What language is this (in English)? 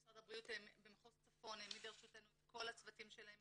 Hebrew